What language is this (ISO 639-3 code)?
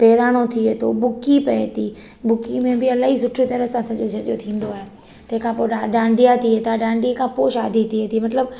snd